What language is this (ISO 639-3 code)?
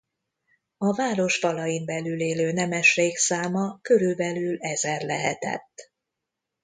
hun